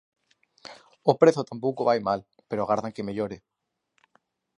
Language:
Galician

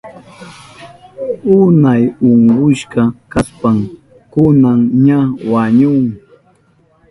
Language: Southern Pastaza Quechua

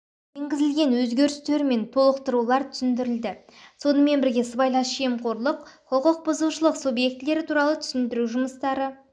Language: Kazakh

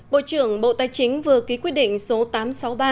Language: Vietnamese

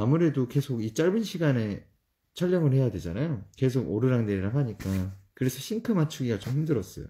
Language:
Korean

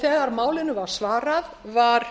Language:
Icelandic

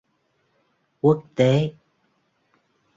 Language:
Vietnamese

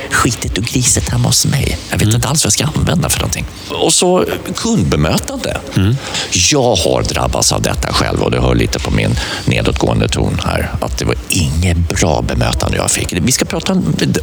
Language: Swedish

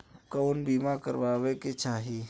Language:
Bhojpuri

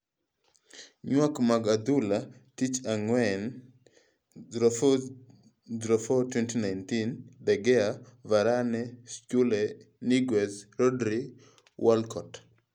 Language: Luo (Kenya and Tanzania)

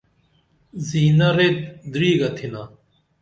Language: Dameli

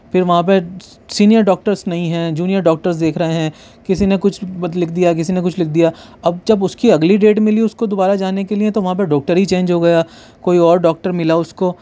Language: Urdu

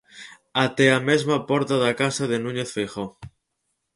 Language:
Galician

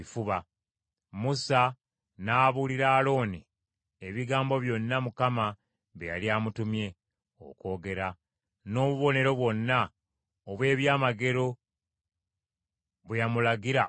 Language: Ganda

